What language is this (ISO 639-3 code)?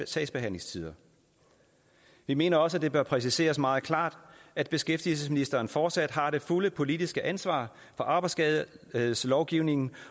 dan